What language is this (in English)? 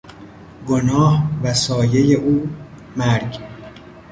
Persian